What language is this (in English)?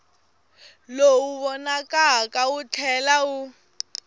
Tsonga